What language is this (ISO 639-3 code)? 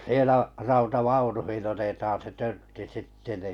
fin